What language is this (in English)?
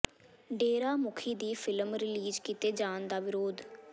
Punjabi